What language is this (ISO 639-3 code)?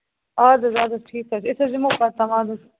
kas